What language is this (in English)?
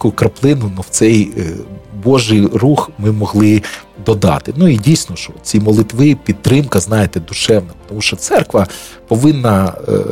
Ukrainian